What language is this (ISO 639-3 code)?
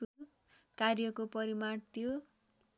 nep